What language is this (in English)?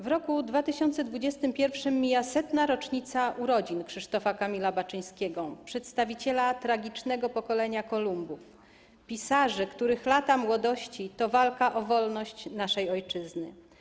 Polish